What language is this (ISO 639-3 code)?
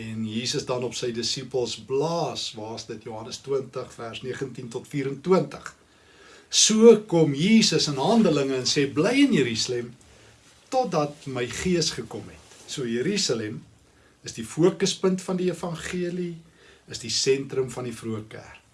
nld